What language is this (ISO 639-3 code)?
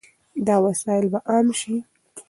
pus